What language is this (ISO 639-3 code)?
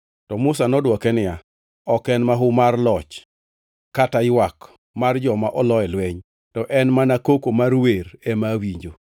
luo